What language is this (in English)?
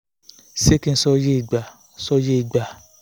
Yoruba